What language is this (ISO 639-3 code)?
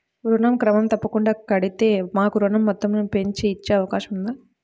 tel